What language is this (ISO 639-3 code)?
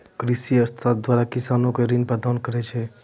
mai